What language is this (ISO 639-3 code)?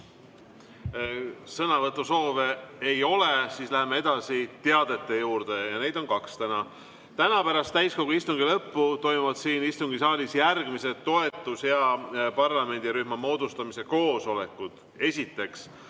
est